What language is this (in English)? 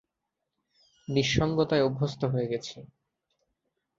Bangla